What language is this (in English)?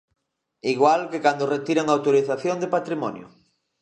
Galician